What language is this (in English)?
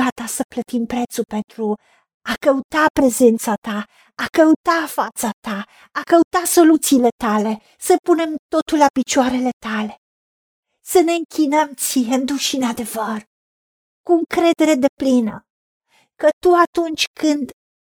Romanian